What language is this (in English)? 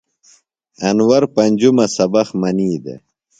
Phalura